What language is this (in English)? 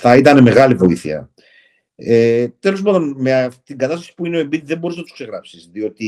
Greek